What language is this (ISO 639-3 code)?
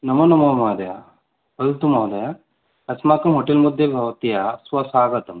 san